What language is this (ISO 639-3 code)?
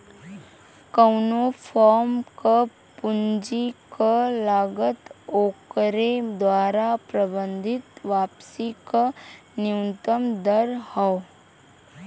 bho